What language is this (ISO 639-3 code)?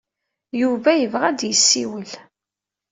kab